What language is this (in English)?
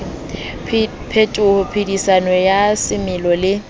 Southern Sotho